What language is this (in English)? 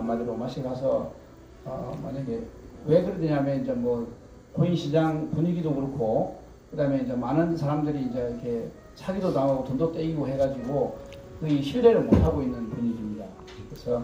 Korean